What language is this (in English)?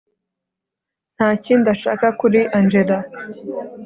Kinyarwanda